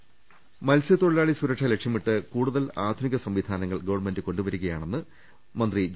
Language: Malayalam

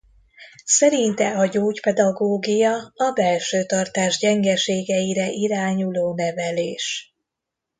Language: Hungarian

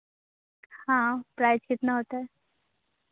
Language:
Hindi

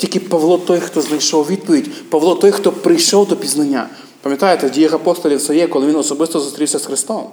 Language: Ukrainian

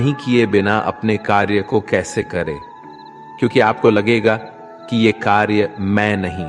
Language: Hindi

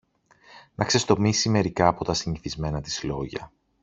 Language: Greek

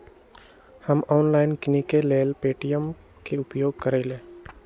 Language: Magahi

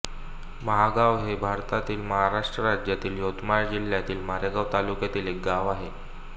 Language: Marathi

